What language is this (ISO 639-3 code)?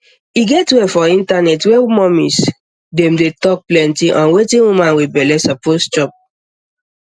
pcm